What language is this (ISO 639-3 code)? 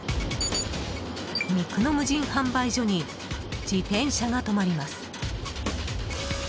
jpn